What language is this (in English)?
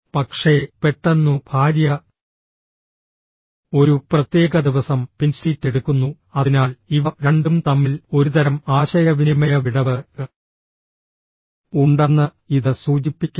Malayalam